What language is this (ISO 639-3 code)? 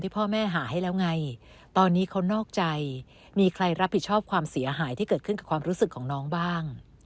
tha